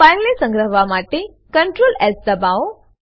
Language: Gujarati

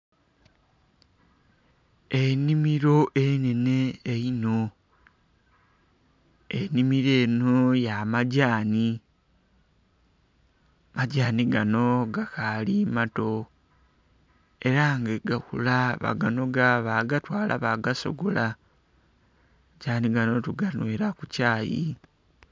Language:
Soga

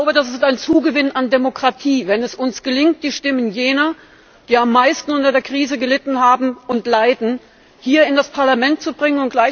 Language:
German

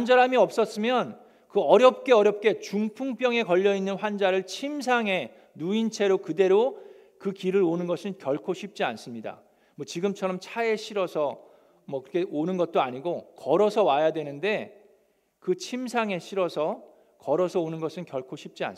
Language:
Korean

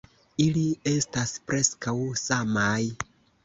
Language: Esperanto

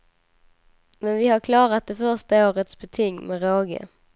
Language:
Swedish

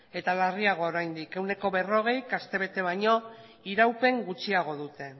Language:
Basque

